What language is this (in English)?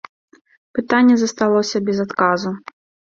Belarusian